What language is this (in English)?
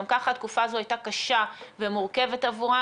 Hebrew